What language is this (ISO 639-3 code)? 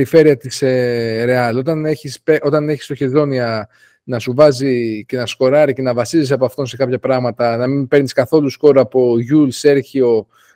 ell